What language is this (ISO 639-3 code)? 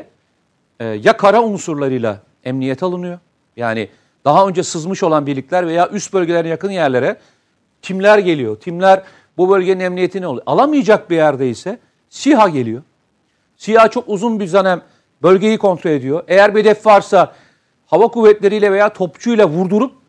tur